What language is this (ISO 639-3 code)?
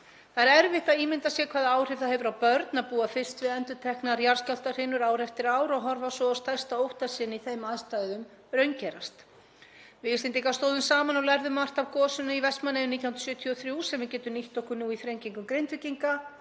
isl